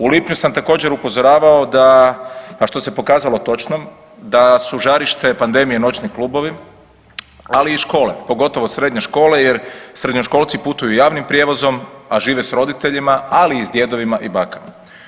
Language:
Croatian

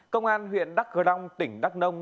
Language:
Vietnamese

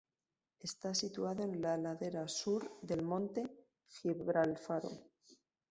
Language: Spanish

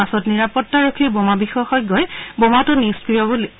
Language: Assamese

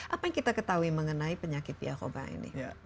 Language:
Indonesian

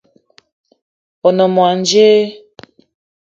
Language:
Eton (Cameroon)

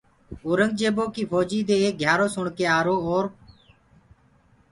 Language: Gurgula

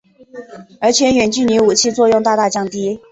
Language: Chinese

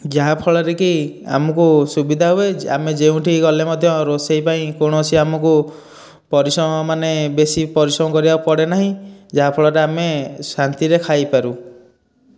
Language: Odia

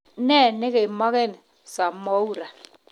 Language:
Kalenjin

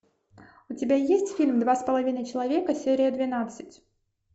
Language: Russian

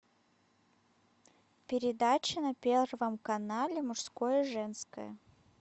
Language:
Russian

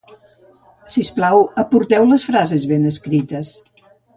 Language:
Catalan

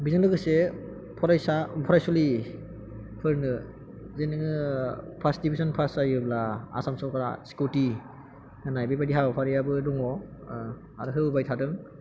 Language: Bodo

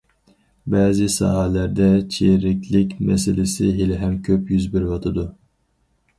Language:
Uyghur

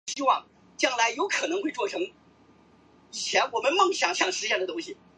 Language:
Chinese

